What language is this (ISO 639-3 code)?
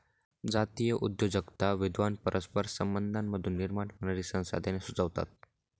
mar